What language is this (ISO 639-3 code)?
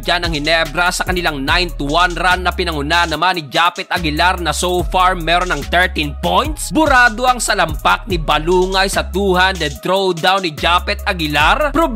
fil